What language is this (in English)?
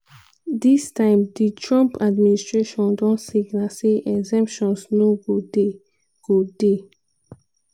Nigerian Pidgin